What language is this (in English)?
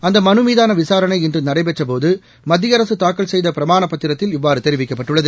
Tamil